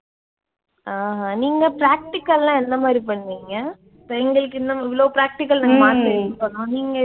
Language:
Tamil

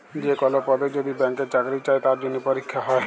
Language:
Bangla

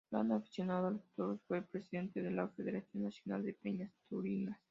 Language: Spanish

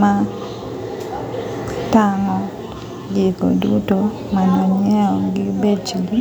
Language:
Luo (Kenya and Tanzania)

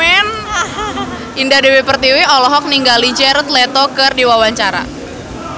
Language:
Sundanese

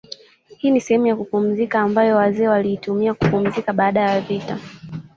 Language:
Swahili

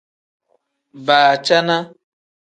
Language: Tem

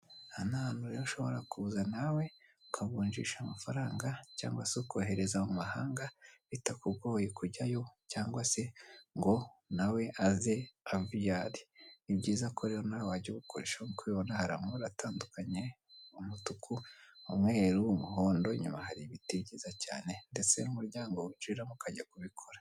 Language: Kinyarwanda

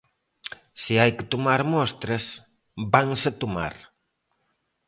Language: Galician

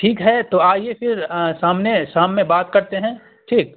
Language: Urdu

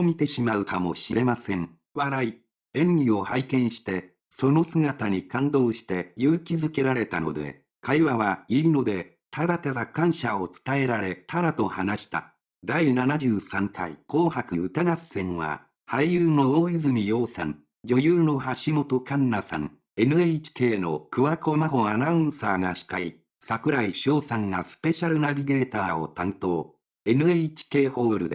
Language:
Japanese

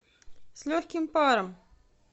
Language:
Russian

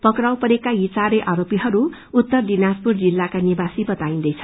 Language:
Nepali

